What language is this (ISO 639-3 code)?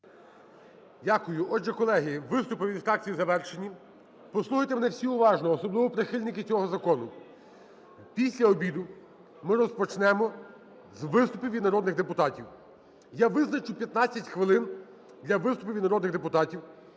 ukr